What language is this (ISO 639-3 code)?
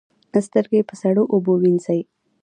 pus